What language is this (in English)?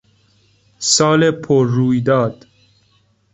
Persian